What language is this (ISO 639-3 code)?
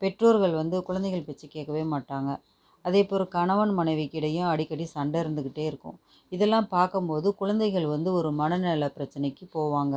tam